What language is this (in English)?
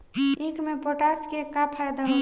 Bhojpuri